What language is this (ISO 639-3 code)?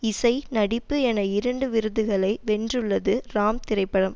tam